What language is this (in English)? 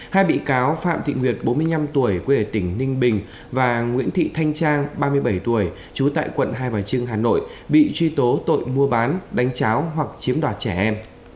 Vietnamese